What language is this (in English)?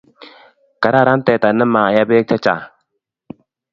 Kalenjin